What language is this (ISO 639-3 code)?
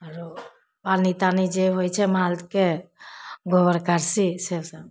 mai